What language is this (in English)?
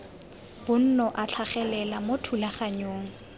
Tswana